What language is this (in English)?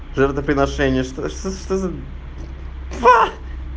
Russian